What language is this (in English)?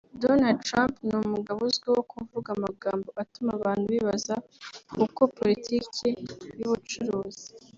Kinyarwanda